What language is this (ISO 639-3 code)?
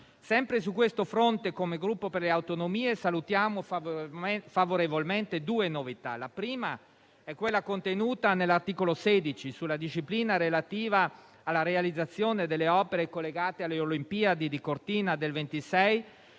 ita